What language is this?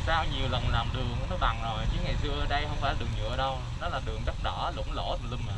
Vietnamese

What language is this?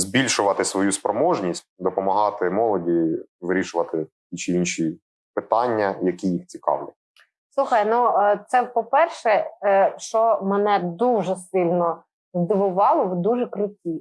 Ukrainian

